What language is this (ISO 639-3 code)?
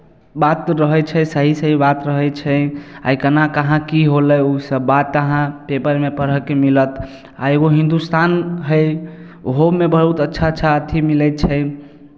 mai